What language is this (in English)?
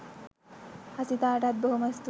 Sinhala